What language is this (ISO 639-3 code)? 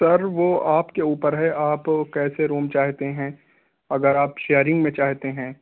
urd